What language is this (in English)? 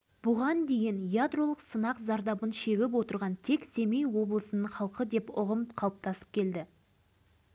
Kazakh